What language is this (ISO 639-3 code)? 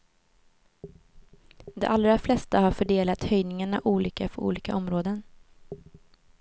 swe